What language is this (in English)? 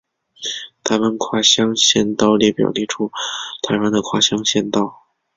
Chinese